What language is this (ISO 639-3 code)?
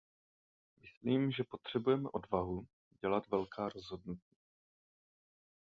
ces